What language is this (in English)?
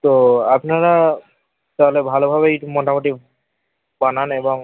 Bangla